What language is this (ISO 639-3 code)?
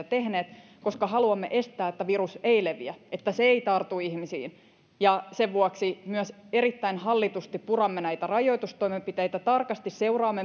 fin